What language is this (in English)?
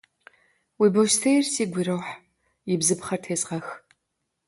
Kabardian